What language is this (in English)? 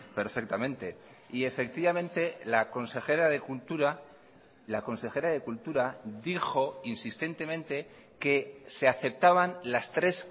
Spanish